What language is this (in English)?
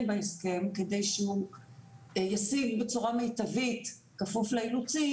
Hebrew